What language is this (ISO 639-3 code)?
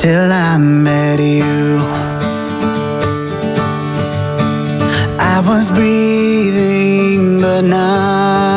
ita